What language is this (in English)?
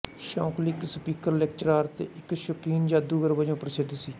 Punjabi